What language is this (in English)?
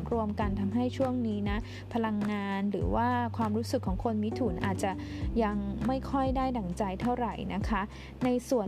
Thai